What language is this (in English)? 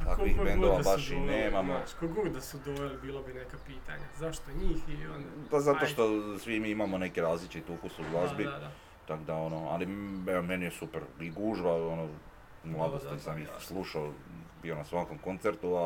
Croatian